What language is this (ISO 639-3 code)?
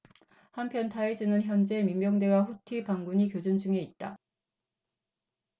kor